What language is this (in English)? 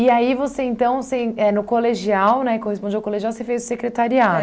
Portuguese